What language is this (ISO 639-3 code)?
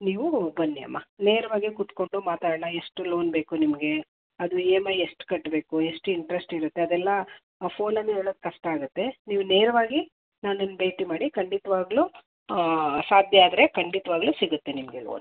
kan